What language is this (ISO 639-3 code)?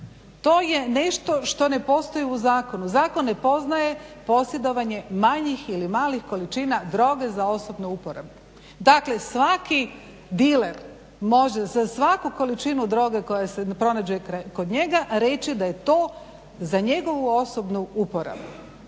hrv